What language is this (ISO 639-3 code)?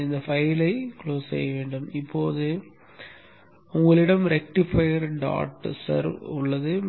tam